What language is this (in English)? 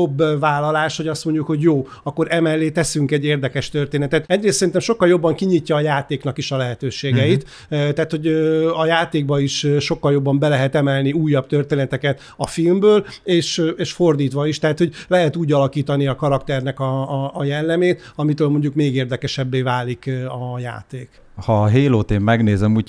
Hungarian